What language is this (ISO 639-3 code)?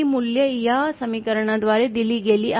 mar